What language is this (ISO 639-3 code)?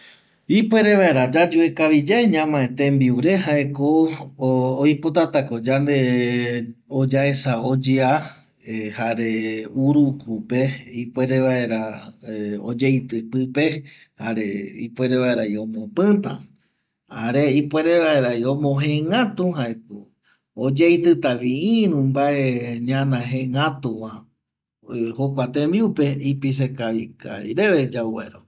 gui